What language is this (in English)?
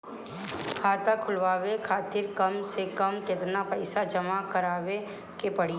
Bhojpuri